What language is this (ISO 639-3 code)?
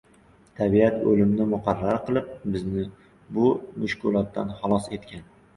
uzb